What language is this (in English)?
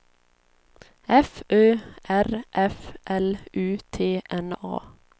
Swedish